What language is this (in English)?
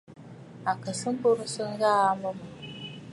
Bafut